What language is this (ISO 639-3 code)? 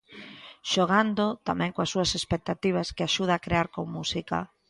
glg